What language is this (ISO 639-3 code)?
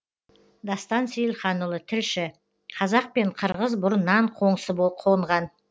kaz